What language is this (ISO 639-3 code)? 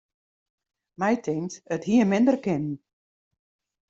fry